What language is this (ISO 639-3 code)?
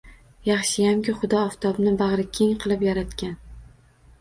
uzb